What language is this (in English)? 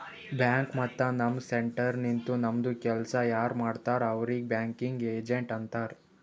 Kannada